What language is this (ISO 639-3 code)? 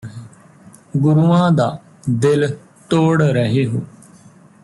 pan